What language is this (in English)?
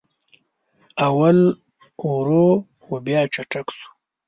Pashto